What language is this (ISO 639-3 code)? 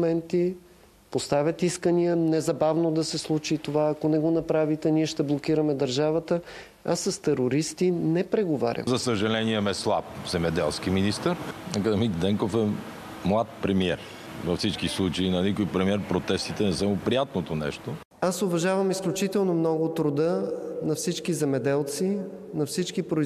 bul